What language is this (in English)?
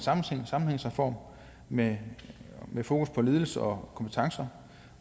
Danish